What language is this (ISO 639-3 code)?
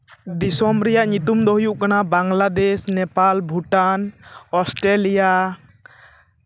sat